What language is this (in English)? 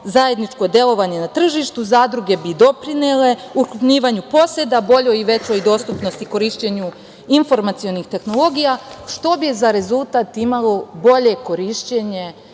Serbian